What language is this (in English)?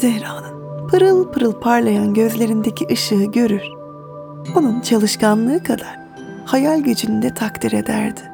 Turkish